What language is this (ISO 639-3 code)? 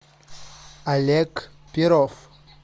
rus